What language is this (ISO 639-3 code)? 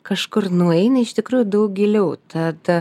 lit